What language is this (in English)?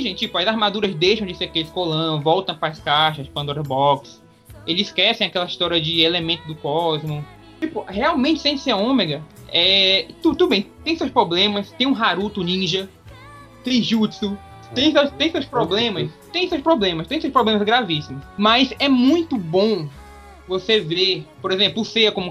Portuguese